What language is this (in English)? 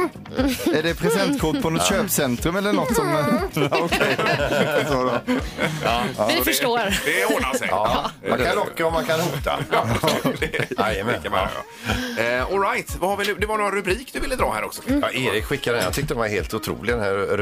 Swedish